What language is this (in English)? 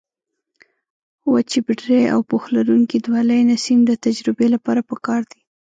Pashto